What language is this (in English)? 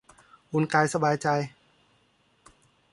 Thai